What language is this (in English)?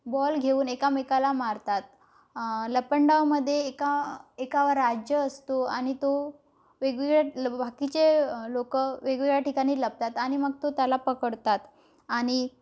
Marathi